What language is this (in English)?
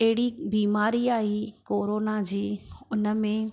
Sindhi